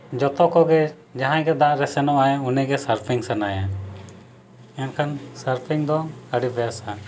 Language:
Santali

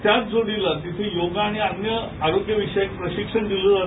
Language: Marathi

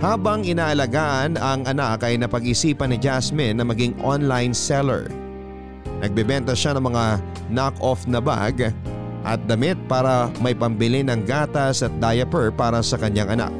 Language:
Filipino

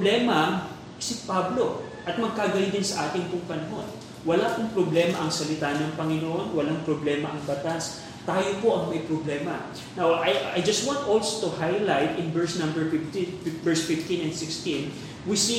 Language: Filipino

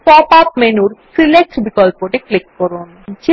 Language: Bangla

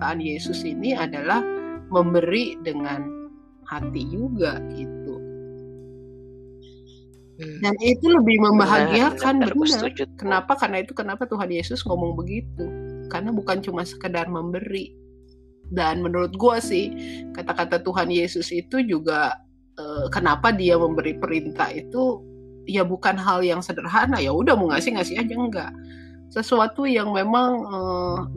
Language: Indonesian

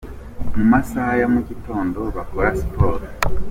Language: Kinyarwanda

